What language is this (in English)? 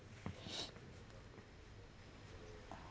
English